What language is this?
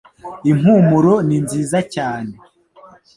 Kinyarwanda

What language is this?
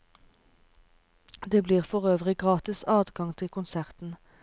Norwegian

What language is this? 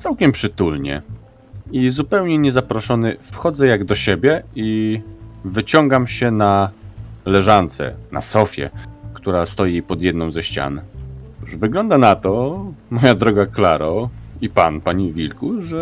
Polish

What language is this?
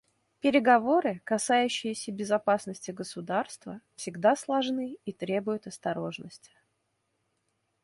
Russian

